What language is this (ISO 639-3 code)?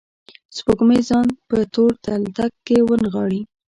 pus